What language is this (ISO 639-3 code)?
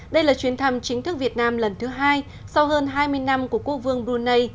vie